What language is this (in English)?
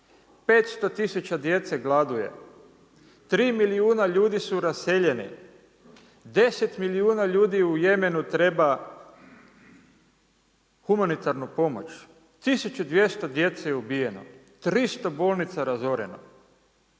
Croatian